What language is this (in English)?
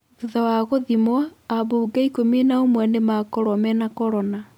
Kikuyu